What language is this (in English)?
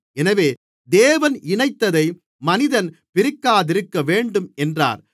Tamil